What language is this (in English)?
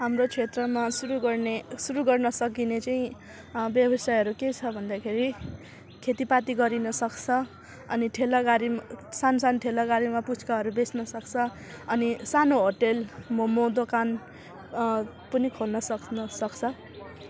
Nepali